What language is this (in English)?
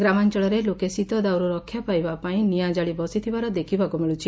Odia